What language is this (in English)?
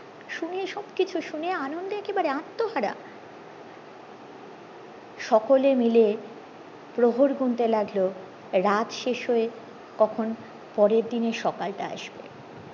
Bangla